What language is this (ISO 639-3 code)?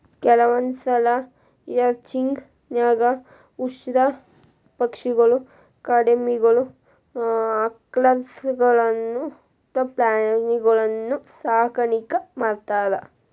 kan